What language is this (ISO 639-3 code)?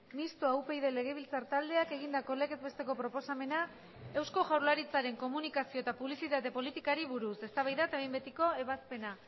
eus